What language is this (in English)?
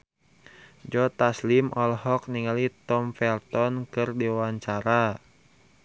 Sundanese